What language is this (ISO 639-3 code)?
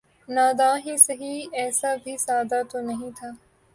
urd